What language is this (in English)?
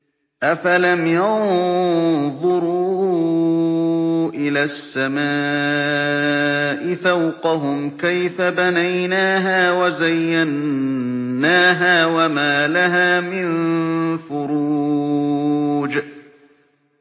Arabic